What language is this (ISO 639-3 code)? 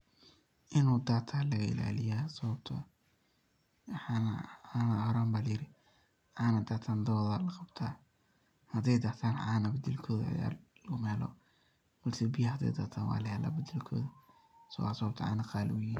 som